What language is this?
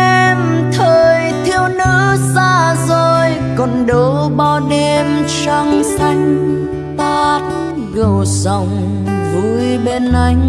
Vietnamese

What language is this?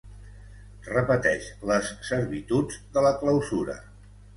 Catalan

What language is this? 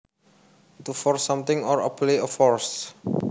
Javanese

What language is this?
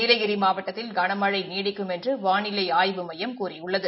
Tamil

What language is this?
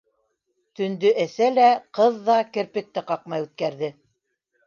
Bashkir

